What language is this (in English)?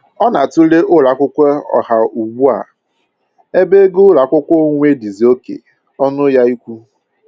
Igbo